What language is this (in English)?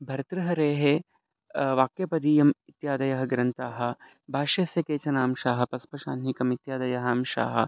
Sanskrit